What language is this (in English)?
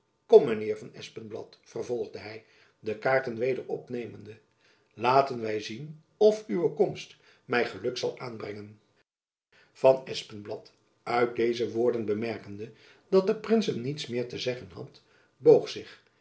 Dutch